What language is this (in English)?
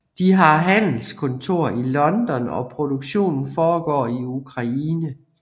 Danish